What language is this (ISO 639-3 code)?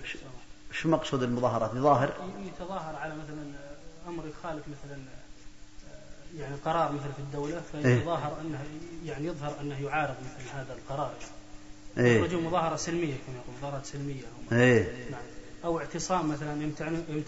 ara